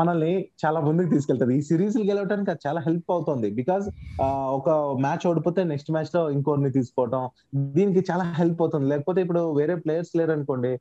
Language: Telugu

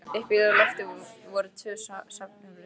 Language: Icelandic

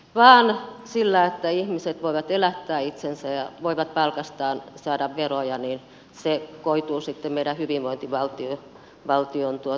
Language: Finnish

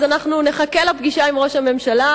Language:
Hebrew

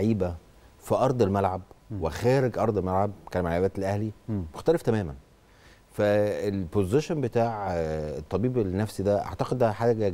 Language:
Arabic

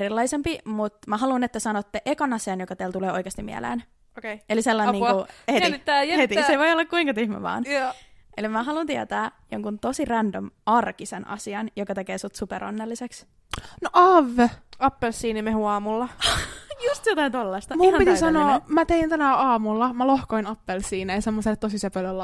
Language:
Finnish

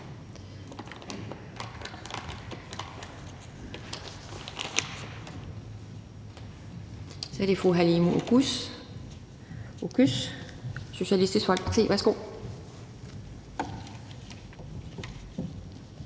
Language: Danish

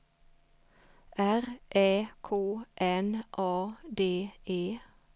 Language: Swedish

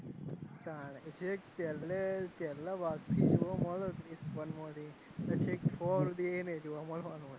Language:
Gujarati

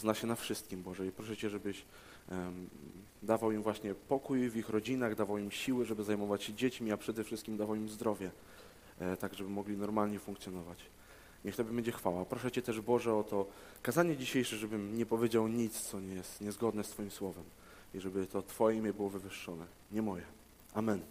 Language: Polish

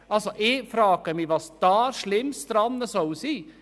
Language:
Swiss German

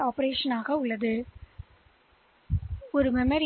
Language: Tamil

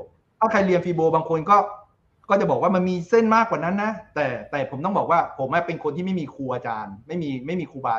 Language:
Thai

